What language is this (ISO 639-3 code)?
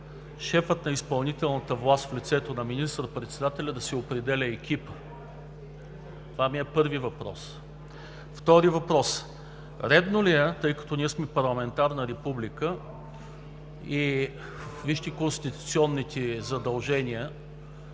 bul